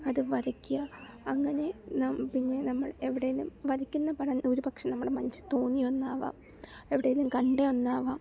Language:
Malayalam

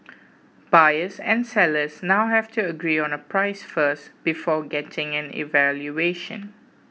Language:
English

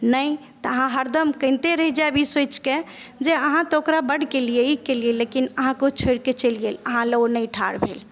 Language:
Maithili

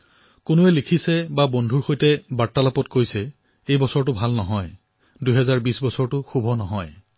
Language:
Assamese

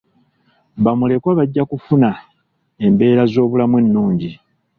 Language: Ganda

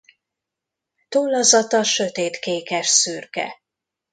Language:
Hungarian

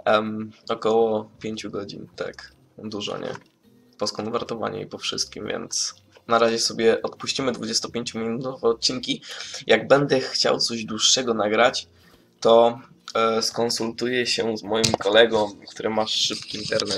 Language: Polish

